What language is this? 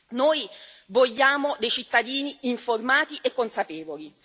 Italian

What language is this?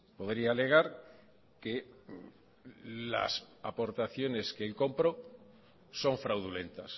Spanish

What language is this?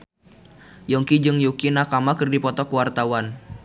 Sundanese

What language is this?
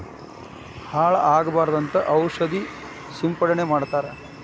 Kannada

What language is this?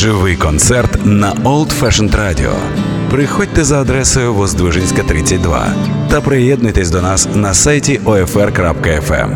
Russian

